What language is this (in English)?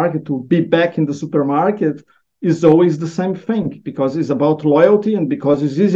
English